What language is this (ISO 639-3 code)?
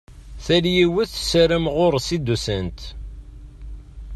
kab